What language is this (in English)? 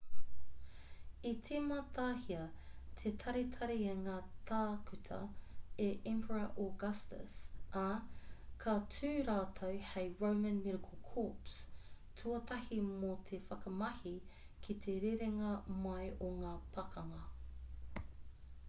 Māori